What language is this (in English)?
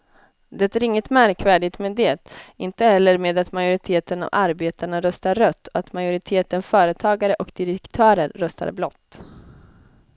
Swedish